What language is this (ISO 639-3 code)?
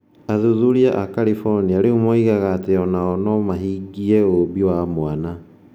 kik